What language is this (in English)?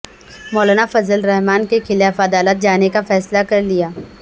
Urdu